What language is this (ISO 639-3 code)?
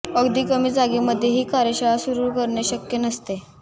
mar